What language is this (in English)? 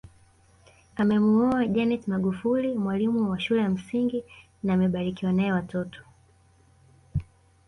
Swahili